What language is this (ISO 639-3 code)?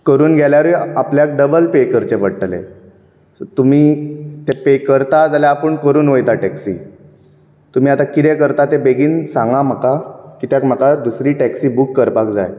kok